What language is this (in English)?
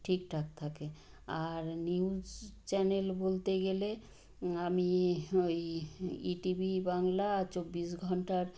Bangla